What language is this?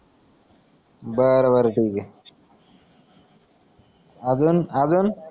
Marathi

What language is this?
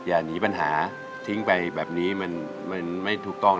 Thai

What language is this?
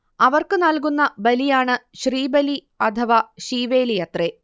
Malayalam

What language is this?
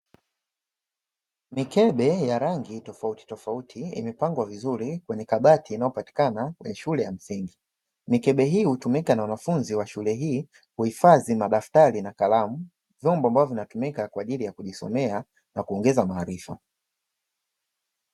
Swahili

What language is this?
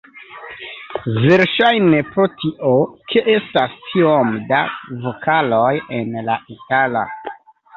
Esperanto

